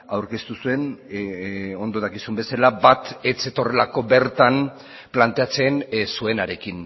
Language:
Basque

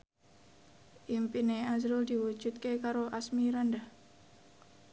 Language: Javanese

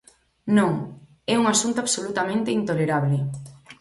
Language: Galician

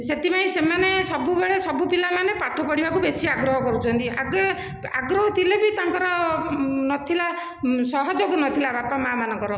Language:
Odia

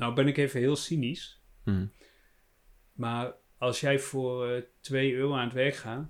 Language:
Dutch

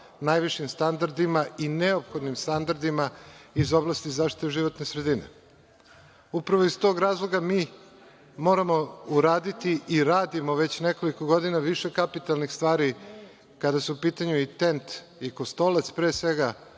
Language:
Serbian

